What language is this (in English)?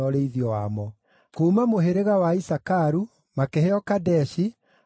Kikuyu